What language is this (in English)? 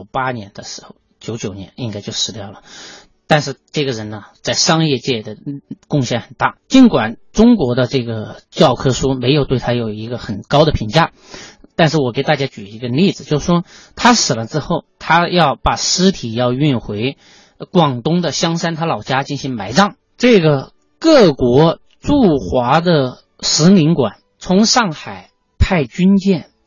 Chinese